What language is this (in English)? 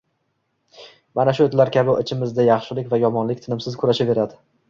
Uzbek